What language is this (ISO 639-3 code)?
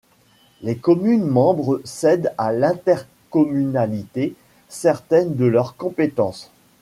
fra